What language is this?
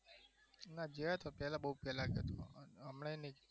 Gujarati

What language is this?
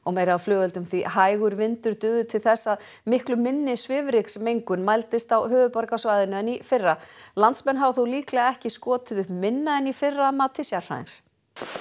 Icelandic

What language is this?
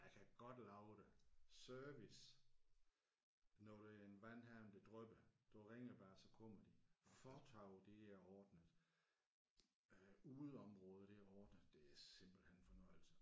Danish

